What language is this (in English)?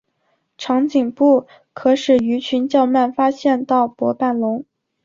Chinese